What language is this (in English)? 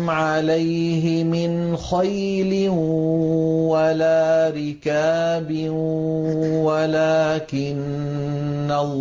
Arabic